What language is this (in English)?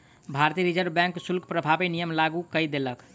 Maithili